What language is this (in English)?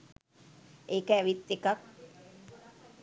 Sinhala